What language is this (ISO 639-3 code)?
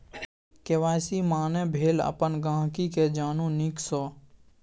mai